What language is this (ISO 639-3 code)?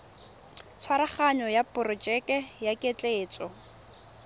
tsn